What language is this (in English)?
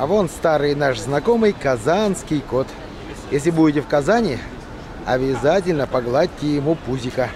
Russian